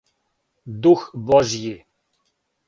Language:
Serbian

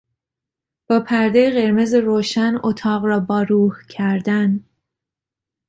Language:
Persian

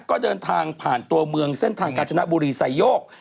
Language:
Thai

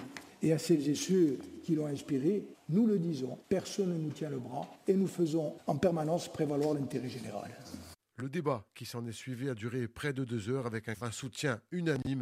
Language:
French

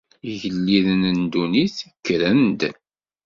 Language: Kabyle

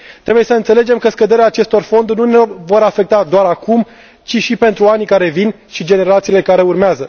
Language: Romanian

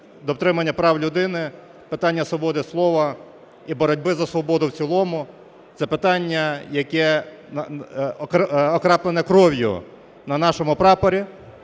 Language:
Ukrainian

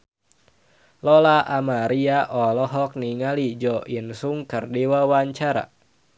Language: Sundanese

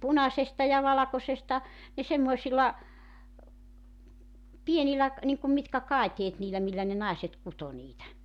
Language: Finnish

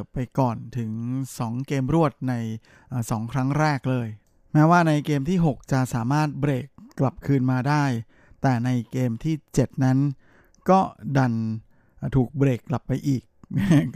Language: Thai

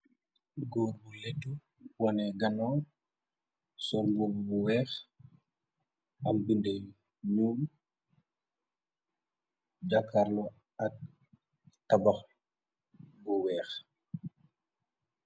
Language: Wolof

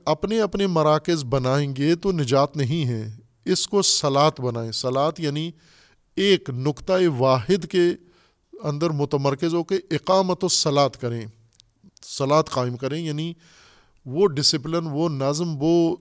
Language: Urdu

